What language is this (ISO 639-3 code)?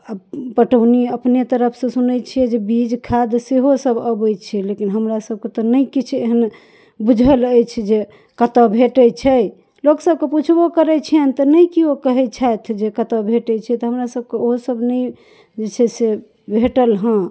mai